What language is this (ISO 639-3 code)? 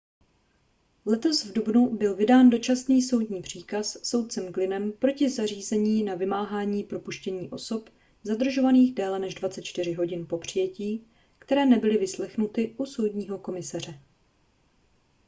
ces